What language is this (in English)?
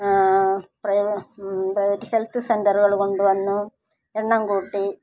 Malayalam